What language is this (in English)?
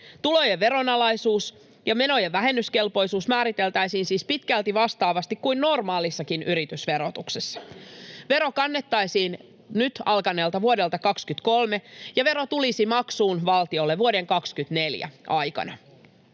Finnish